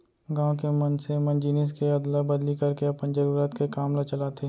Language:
Chhattisgarhi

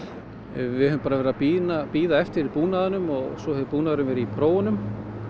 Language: Icelandic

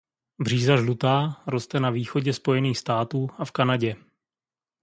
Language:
Czech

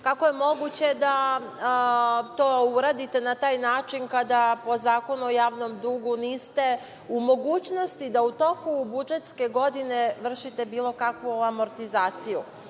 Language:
Serbian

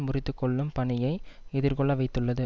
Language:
Tamil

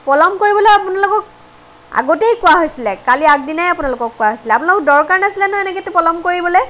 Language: Assamese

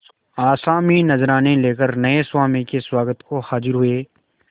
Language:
Hindi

